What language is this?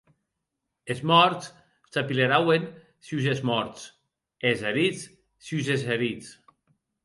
Occitan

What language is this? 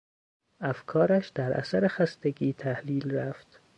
Persian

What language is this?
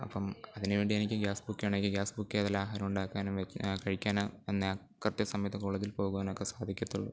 Malayalam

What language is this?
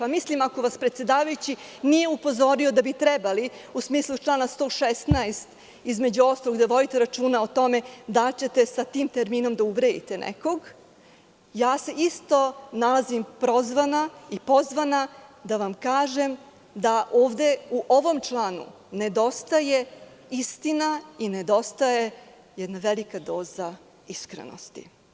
Serbian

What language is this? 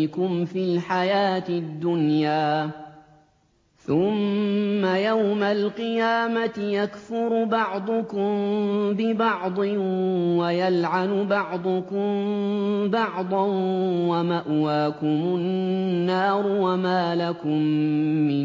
Arabic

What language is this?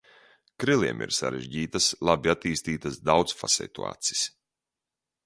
Latvian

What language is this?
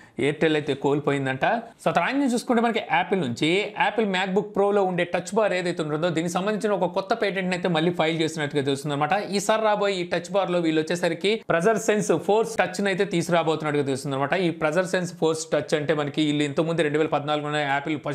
Hindi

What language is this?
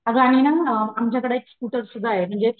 Marathi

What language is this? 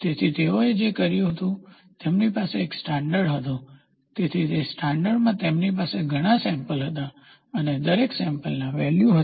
Gujarati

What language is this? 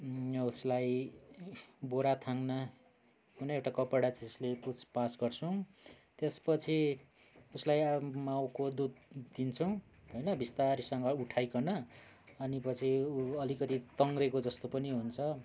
Nepali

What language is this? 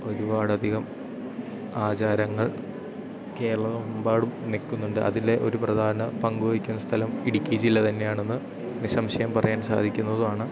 Malayalam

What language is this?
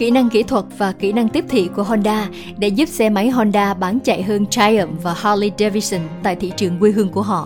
Vietnamese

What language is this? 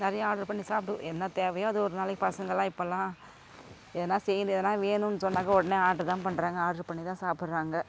Tamil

